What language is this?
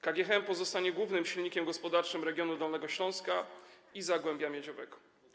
Polish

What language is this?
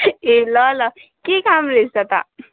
Nepali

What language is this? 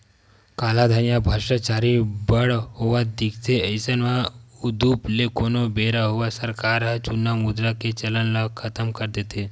Chhattisgarhi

